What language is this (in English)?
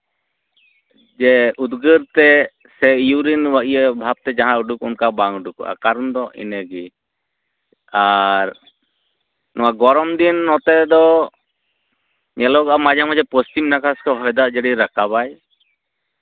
Santali